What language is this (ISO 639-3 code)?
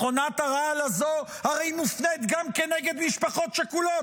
heb